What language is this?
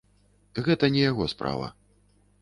Belarusian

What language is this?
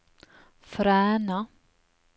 Norwegian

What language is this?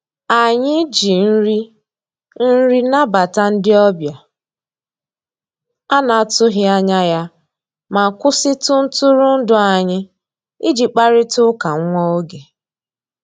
Igbo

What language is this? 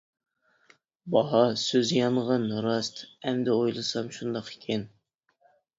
Uyghur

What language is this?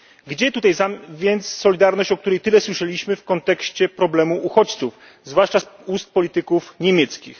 Polish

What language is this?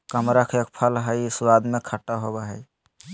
Magahi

